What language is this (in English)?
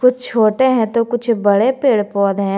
Hindi